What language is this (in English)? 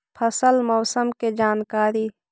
Magahi